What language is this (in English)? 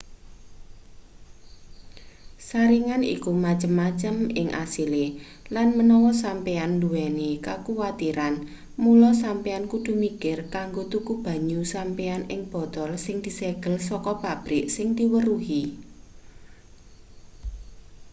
Javanese